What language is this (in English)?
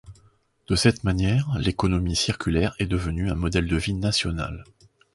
French